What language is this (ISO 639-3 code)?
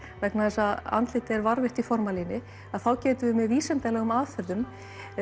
isl